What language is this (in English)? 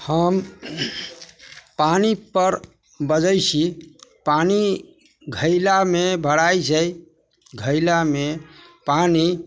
Maithili